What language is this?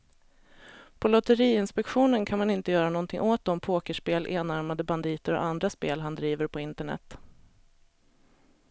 Swedish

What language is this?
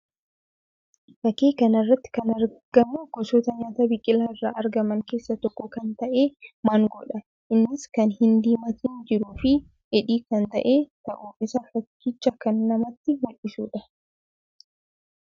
Oromo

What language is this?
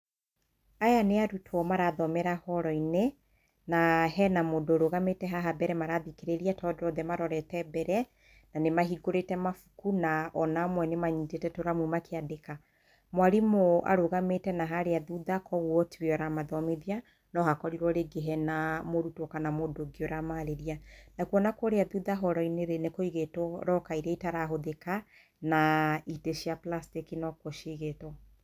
Kikuyu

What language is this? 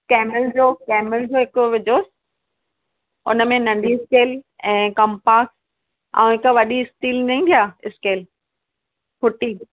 Sindhi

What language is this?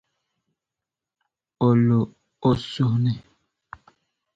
Dagbani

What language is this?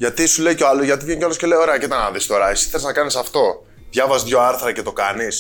Greek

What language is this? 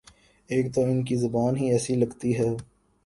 Urdu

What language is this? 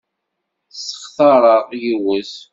Kabyle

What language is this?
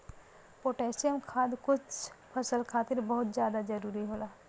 Bhojpuri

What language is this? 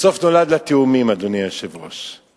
Hebrew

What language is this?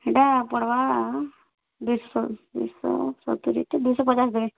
Odia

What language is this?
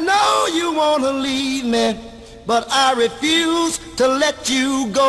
Thai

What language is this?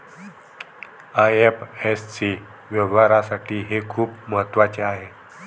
Marathi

